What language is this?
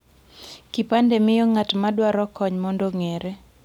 Luo (Kenya and Tanzania)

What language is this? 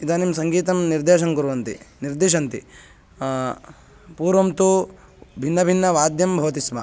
Sanskrit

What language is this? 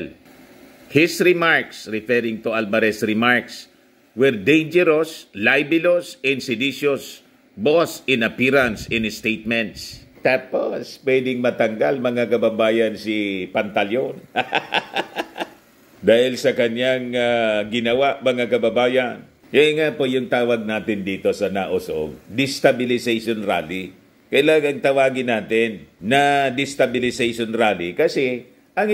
Filipino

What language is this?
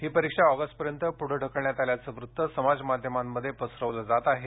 Marathi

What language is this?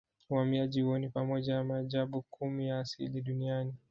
Swahili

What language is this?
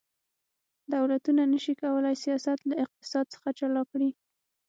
Pashto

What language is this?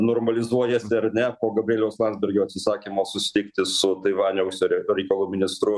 Lithuanian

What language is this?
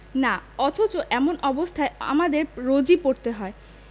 Bangla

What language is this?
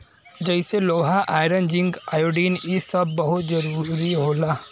Bhojpuri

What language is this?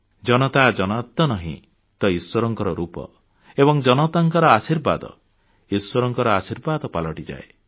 Odia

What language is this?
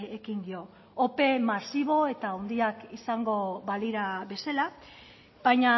Basque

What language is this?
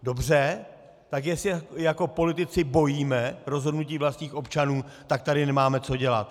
Czech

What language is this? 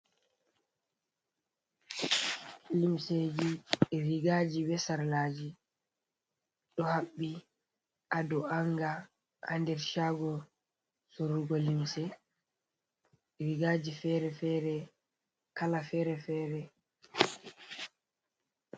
Fula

